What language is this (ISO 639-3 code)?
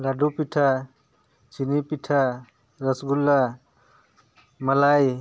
sat